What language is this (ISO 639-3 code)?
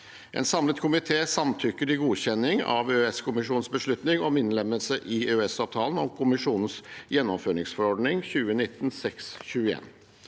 nor